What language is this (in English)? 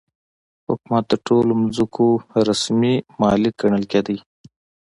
Pashto